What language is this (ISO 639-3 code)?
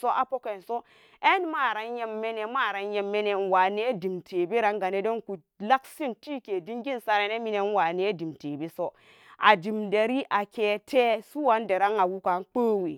ccg